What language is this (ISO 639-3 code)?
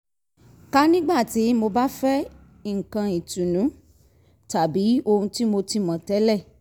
yor